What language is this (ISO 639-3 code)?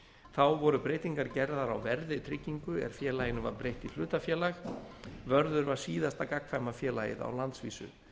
isl